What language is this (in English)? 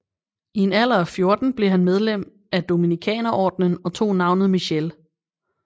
Danish